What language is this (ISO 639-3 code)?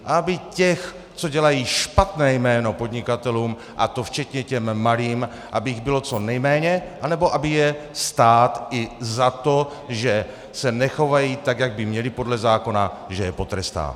ces